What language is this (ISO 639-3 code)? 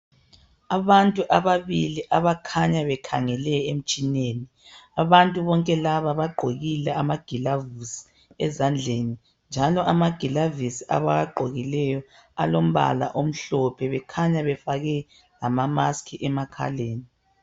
nde